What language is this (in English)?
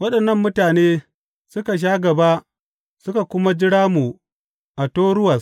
Hausa